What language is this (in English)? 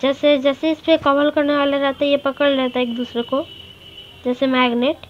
Hindi